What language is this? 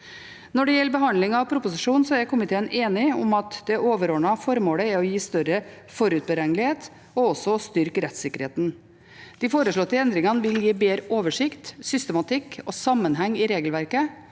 Norwegian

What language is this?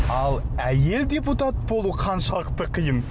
Kazakh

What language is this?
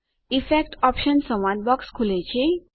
Gujarati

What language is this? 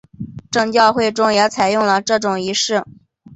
Chinese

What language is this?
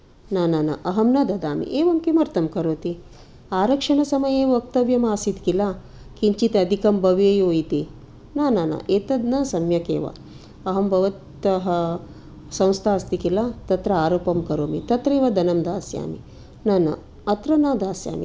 Sanskrit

